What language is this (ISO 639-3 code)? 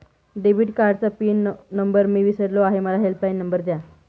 mar